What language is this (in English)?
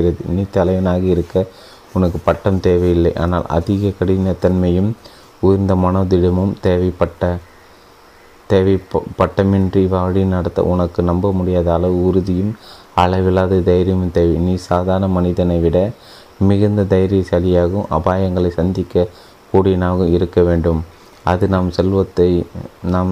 Tamil